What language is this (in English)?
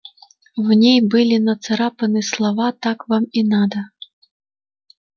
Russian